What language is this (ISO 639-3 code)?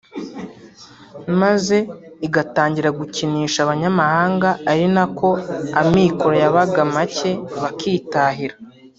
kin